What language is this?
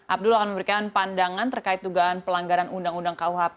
Indonesian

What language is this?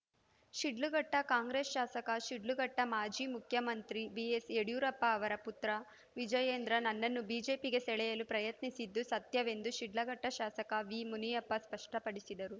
Kannada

